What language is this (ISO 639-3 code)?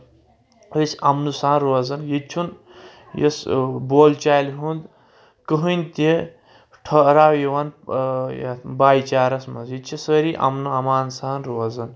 kas